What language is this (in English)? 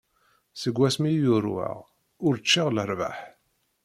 Kabyle